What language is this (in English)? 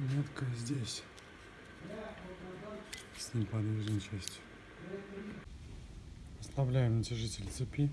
Russian